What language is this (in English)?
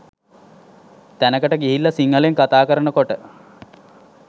Sinhala